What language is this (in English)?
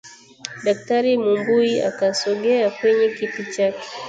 Swahili